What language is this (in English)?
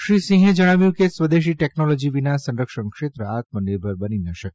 Gujarati